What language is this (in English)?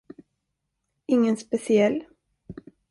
Swedish